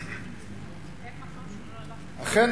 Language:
Hebrew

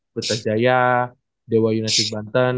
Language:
Indonesian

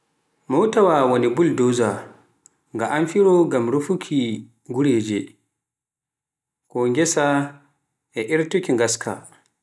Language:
Pular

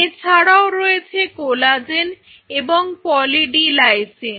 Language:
Bangla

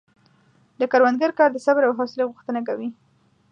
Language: Pashto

